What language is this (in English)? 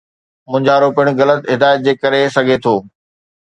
Sindhi